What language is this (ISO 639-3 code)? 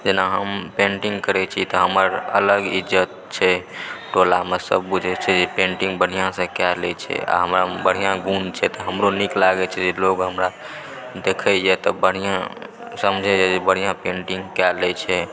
mai